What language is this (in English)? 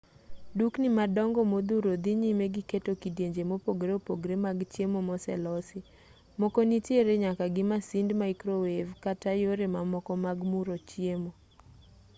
Luo (Kenya and Tanzania)